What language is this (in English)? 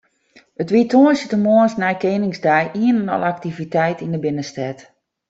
Western Frisian